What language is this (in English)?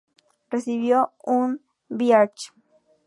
Spanish